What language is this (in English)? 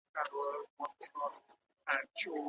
Pashto